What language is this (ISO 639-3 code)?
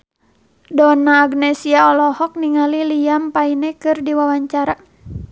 sun